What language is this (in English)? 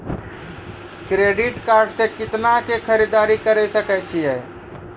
Maithili